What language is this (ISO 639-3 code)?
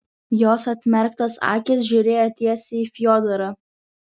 lit